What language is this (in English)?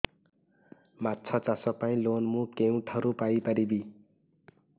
Odia